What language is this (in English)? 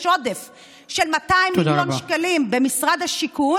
Hebrew